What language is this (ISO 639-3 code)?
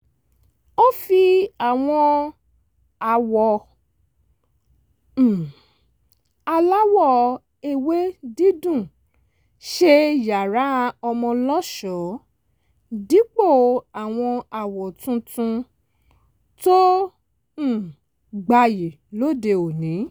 yor